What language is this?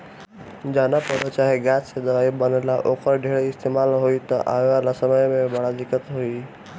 Bhojpuri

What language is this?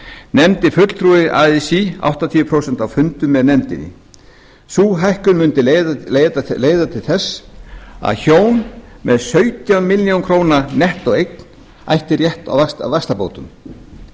Icelandic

